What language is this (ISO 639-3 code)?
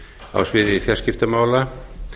isl